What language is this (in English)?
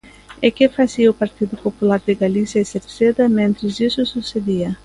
Galician